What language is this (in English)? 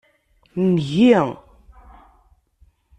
Kabyle